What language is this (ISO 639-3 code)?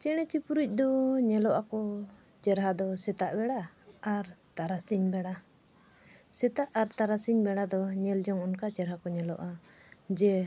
sat